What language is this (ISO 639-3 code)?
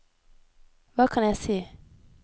nor